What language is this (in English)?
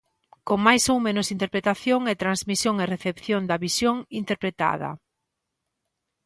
Galician